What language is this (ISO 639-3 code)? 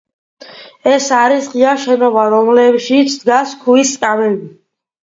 kat